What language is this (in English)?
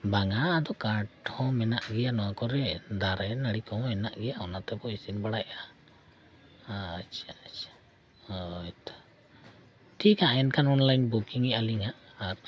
Santali